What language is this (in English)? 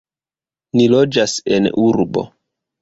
Esperanto